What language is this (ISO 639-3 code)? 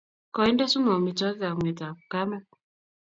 kln